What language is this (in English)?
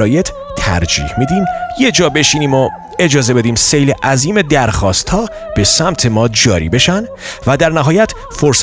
Persian